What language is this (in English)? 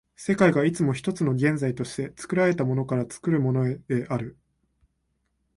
Japanese